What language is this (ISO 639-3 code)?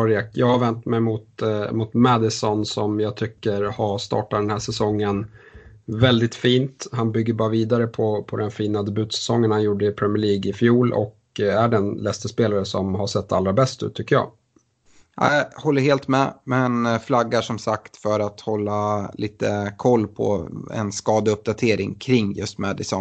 swe